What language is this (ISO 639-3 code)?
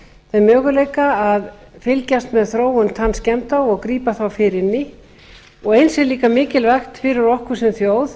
isl